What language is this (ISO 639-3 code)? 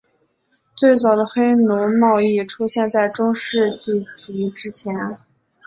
zho